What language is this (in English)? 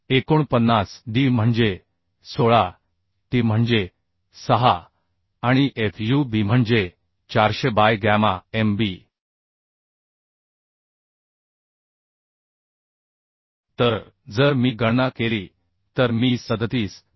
Marathi